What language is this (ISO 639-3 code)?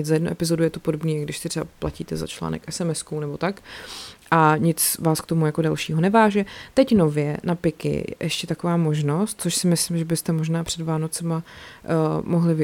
ces